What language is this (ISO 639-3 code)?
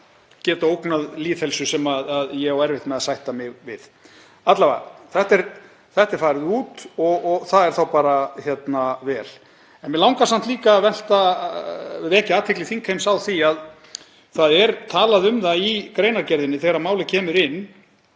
isl